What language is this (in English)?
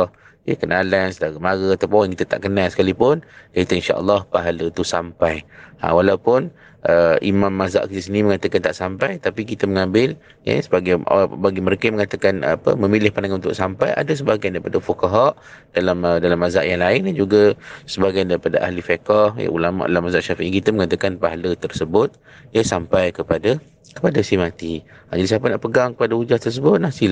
Malay